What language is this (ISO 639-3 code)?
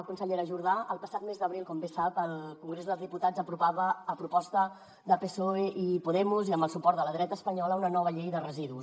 cat